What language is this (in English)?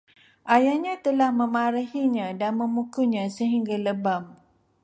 Malay